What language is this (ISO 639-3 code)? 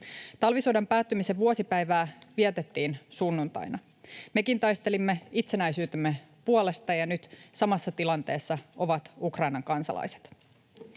fin